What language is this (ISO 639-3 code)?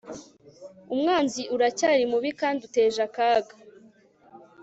kin